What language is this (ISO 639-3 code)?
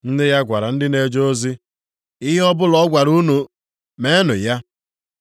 ibo